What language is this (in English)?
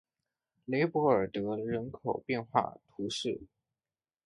Chinese